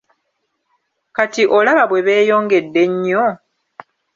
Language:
Ganda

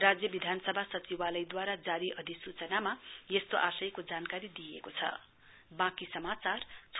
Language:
Nepali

